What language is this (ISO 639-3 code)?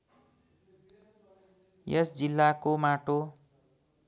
nep